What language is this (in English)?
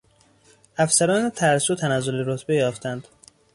Persian